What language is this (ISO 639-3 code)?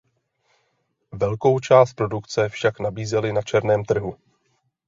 ces